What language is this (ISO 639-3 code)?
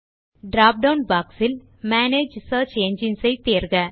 tam